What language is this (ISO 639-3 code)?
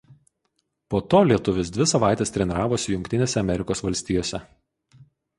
lit